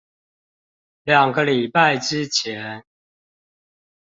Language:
Chinese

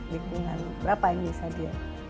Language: Indonesian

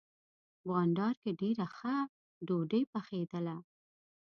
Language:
Pashto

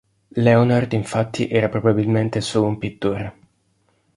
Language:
Italian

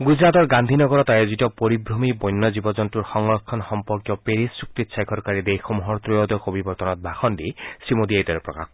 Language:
Assamese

